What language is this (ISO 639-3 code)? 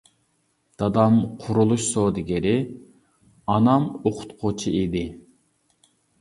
uig